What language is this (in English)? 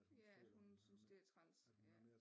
Danish